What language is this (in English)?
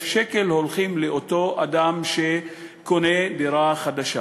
Hebrew